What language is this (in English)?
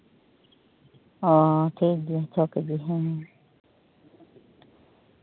Santali